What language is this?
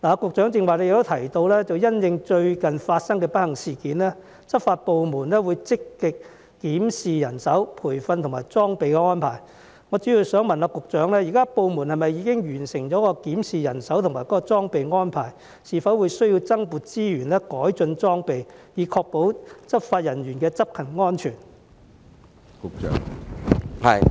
Cantonese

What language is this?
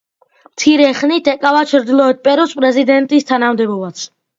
Georgian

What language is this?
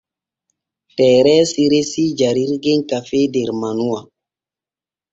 Borgu Fulfulde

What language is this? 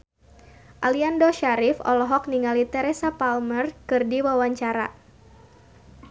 Sundanese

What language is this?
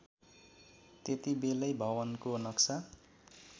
Nepali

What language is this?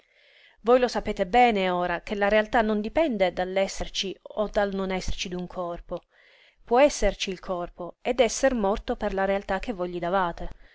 Italian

